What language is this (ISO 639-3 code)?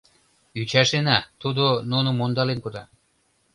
chm